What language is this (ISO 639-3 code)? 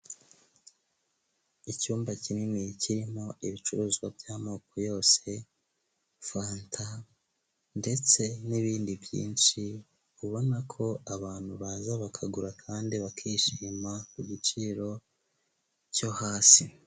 kin